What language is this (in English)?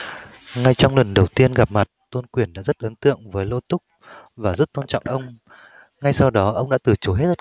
Vietnamese